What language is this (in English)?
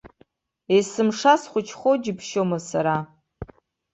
Abkhazian